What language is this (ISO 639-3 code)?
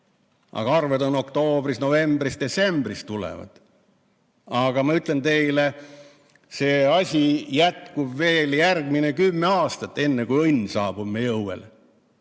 est